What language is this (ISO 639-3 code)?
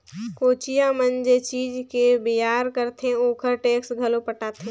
hne